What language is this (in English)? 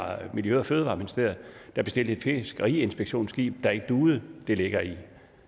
Danish